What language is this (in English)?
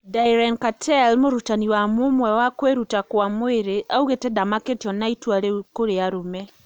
Kikuyu